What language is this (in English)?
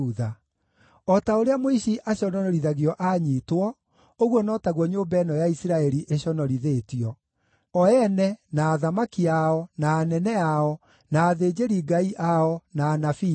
Kikuyu